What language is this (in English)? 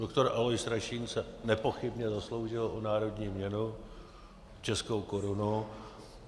Czech